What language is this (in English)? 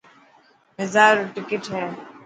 Dhatki